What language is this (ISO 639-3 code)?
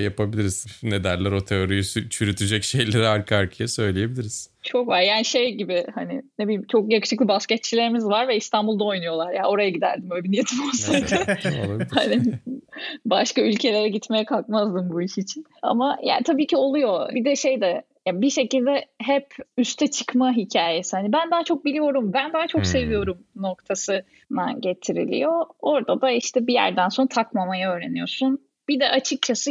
tur